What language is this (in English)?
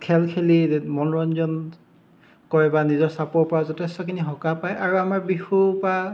Assamese